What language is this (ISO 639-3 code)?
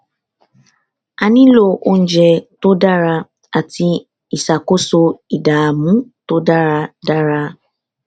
yor